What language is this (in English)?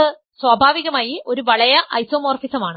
Malayalam